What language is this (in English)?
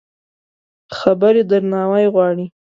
Pashto